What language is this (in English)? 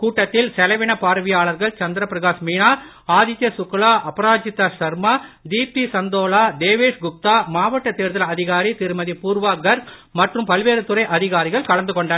Tamil